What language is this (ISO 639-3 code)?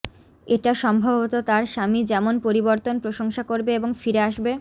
ben